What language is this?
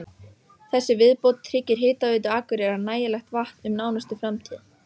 Icelandic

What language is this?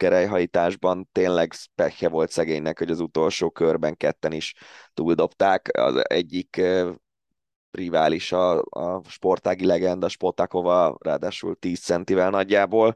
Hungarian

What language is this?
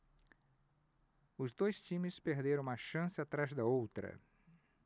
Portuguese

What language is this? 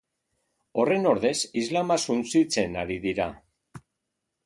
Basque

